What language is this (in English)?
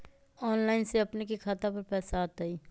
Magahi